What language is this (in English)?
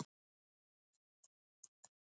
Icelandic